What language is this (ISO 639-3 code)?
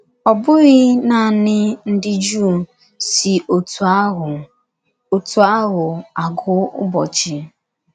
ibo